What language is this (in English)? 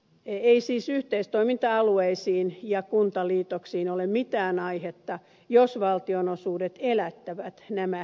Finnish